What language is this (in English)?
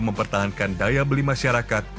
Indonesian